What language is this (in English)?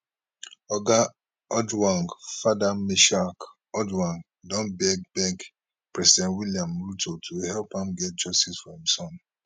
Nigerian Pidgin